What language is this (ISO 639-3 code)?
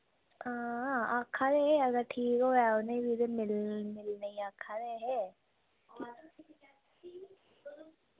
doi